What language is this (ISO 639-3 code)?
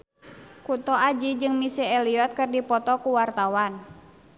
sun